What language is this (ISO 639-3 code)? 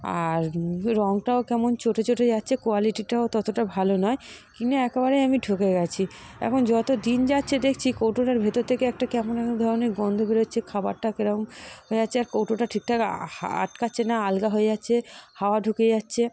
ben